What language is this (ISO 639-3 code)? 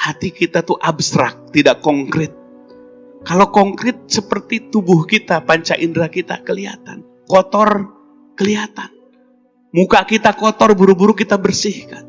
ind